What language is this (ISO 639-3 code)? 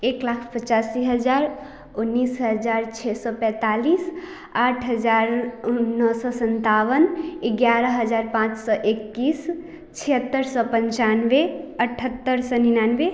hin